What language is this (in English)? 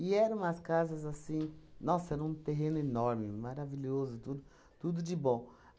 Portuguese